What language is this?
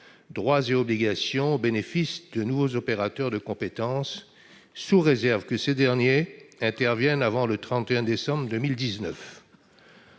French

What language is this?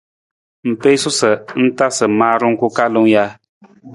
Nawdm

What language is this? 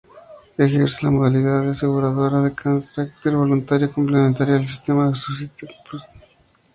Spanish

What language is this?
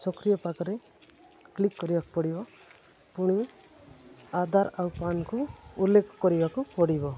Odia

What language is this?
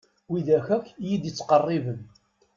Kabyle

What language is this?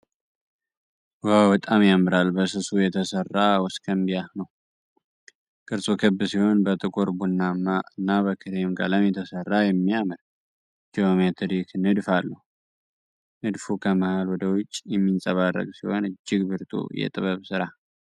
Amharic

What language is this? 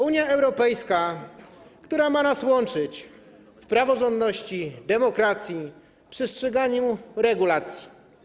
Polish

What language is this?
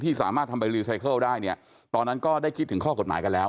Thai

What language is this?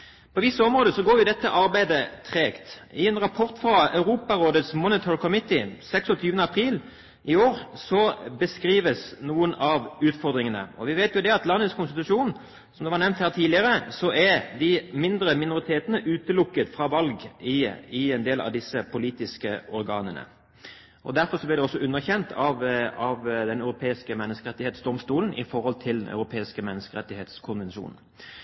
Norwegian Bokmål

